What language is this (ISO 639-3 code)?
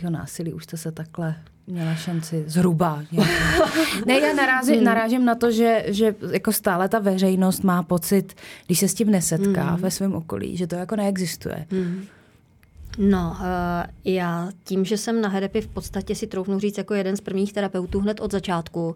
ces